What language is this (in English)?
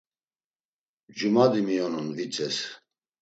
Laz